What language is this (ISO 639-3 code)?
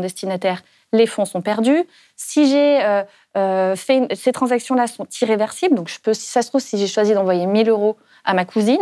fra